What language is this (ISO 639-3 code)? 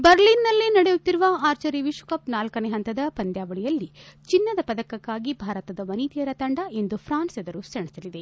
kan